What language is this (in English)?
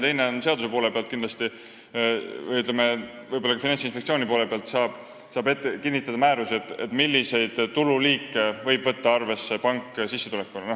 Estonian